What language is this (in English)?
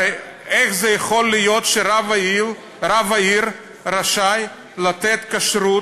Hebrew